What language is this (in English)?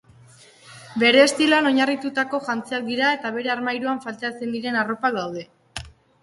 Basque